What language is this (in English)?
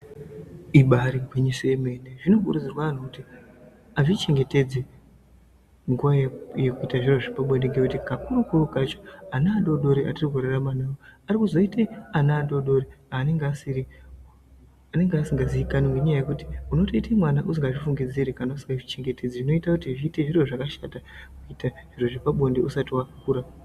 Ndau